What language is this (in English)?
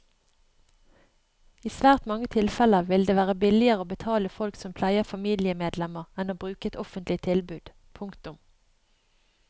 Norwegian